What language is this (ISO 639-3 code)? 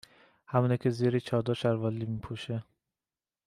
fas